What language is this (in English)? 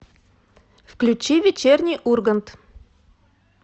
Russian